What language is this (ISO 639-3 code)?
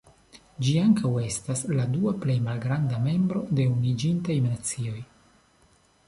epo